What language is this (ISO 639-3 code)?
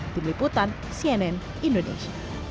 ind